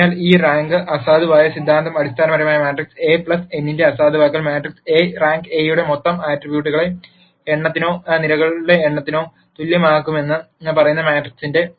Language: Malayalam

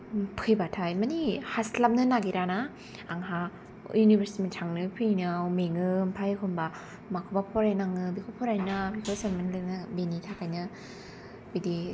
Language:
Bodo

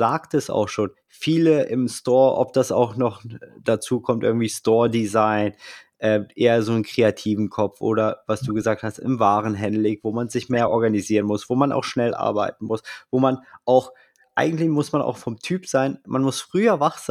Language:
German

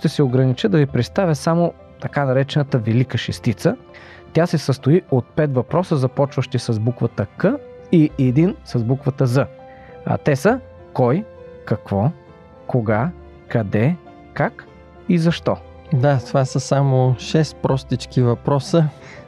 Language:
Bulgarian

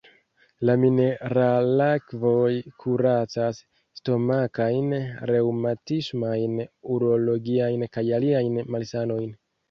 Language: Esperanto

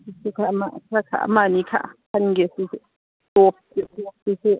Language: Manipuri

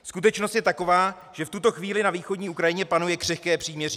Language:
Czech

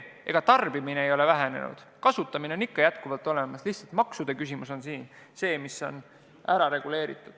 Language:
Estonian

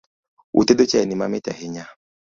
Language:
Luo (Kenya and Tanzania)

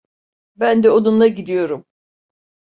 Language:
Turkish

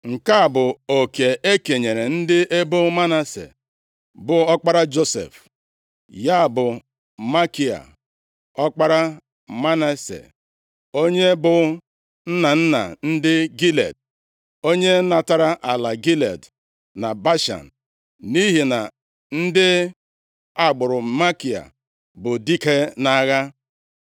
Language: Igbo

